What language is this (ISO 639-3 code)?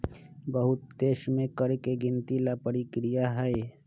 mag